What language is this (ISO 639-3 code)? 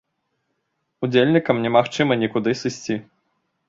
bel